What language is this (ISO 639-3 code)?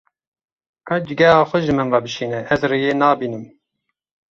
kur